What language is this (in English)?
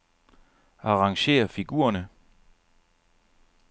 Danish